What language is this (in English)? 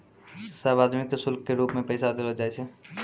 Maithili